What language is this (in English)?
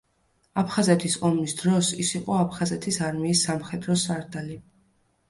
Georgian